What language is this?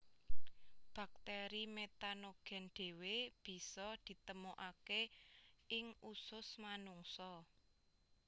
Javanese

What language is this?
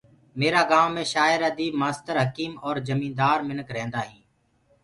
Gurgula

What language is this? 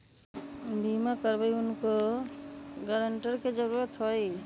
Magahi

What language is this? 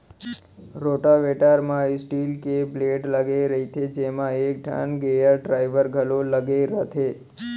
Chhattisgarhi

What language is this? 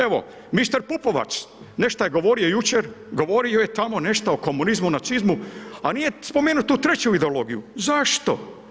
Croatian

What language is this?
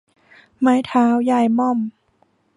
Thai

